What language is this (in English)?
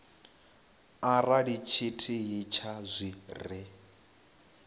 Venda